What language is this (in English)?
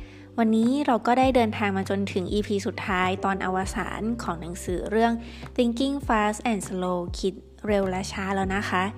Thai